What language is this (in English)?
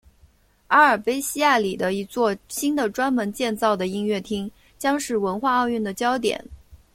Chinese